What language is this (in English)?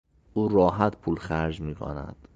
Persian